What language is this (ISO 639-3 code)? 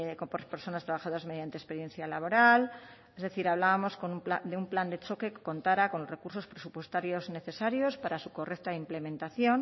spa